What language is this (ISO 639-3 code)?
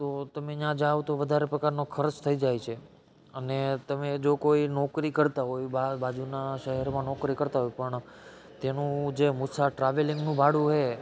guj